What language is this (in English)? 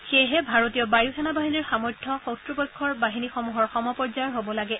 Assamese